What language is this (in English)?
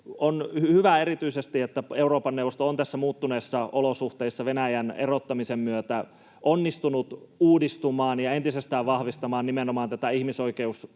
Finnish